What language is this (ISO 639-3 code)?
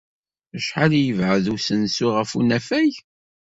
kab